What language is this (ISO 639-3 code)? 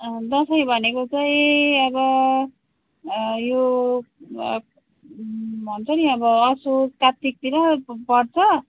nep